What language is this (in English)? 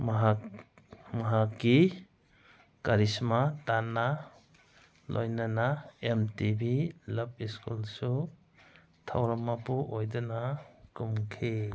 Manipuri